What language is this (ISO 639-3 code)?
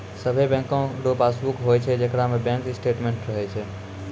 mai